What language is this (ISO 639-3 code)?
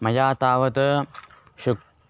san